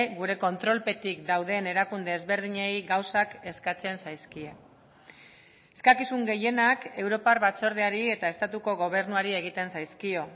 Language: Basque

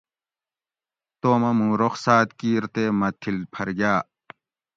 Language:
Gawri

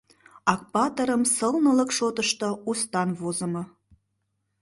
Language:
Mari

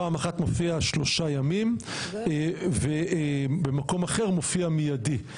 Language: Hebrew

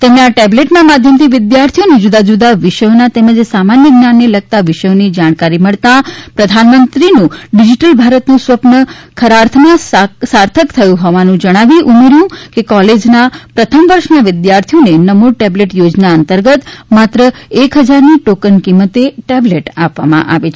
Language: Gujarati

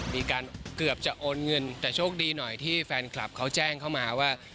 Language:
Thai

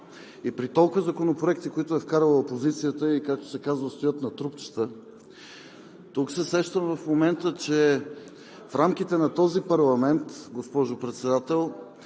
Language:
Bulgarian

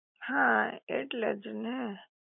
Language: Gujarati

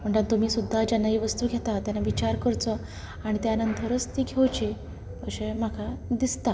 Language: Konkani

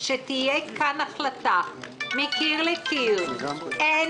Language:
Hebrew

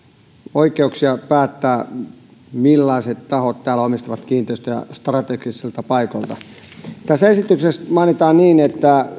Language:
Finnish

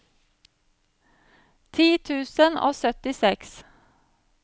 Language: Norwegian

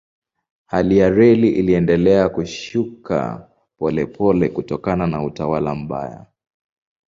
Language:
Swahili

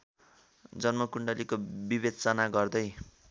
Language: Nepali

